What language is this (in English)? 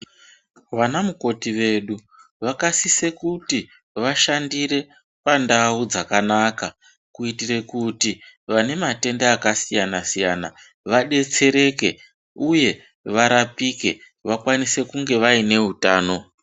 Ndau